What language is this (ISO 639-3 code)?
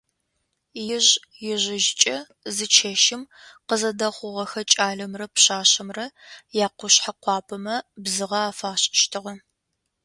ady